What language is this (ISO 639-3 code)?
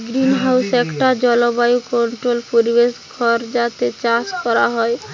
ben